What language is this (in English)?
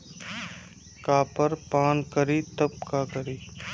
Bhojpuri